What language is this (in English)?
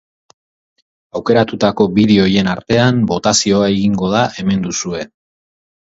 Basque